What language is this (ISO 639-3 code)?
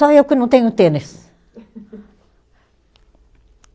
por